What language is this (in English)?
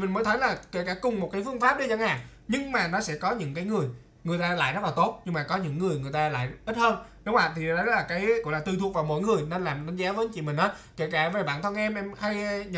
Vietnamese